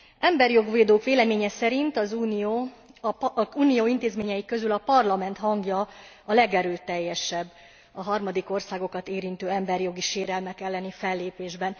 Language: Hungarian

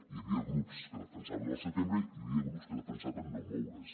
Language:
Catalan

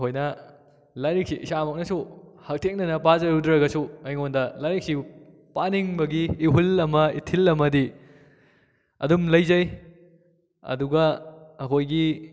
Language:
Manipuri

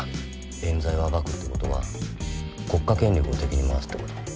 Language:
Japanese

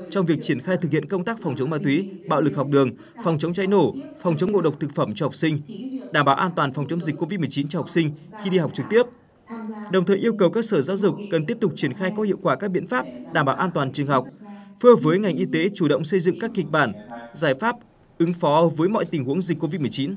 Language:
Vietnamese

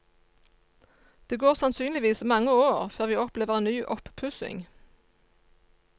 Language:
Norwegian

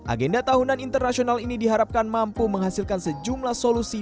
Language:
Indonesian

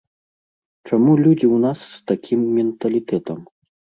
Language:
Belarusian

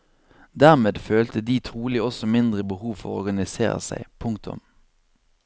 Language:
Norwegian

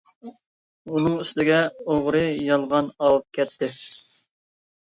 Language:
Uyghur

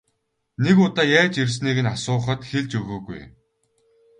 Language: Mongolian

